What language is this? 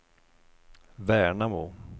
Swedish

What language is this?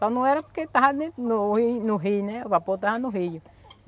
Portuguese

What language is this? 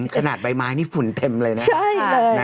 Thai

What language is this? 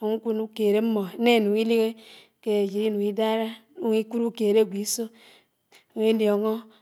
Anaang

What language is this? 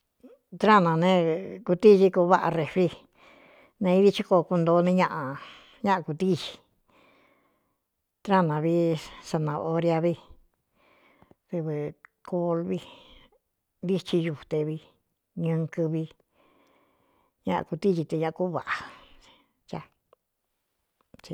Cuyamecalco Mixtec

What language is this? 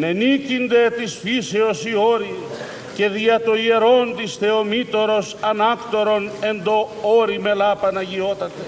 Greek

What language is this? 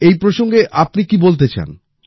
Bangla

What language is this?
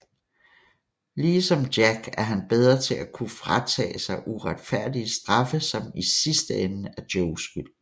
Danish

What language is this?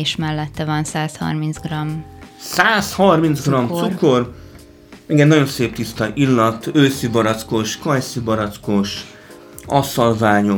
Hungarian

